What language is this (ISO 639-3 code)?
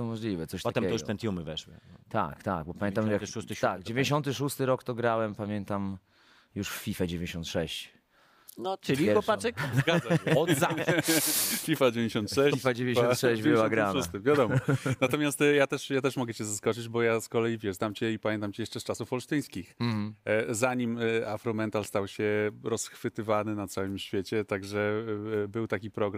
pol